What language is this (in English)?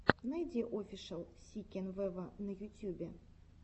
Russian